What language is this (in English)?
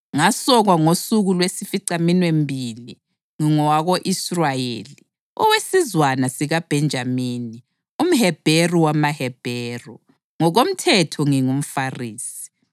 North Ndebele